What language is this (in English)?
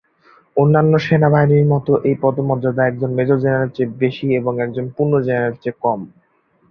Bangla